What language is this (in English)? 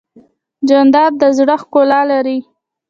Pashto